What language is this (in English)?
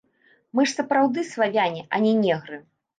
Belarusian